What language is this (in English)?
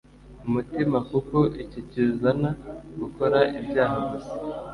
Kinyarwanda